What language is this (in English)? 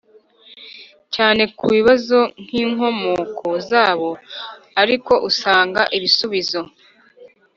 Kinyarwanda